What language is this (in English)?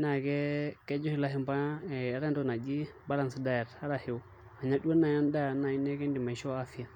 Masai